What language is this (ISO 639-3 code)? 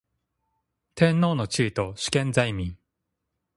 jpn